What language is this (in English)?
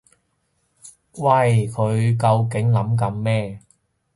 Cantonese